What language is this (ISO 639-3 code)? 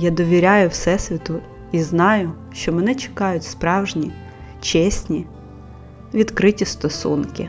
ukr